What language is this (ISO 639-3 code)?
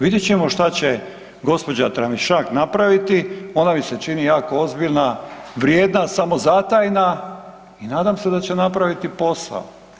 hrv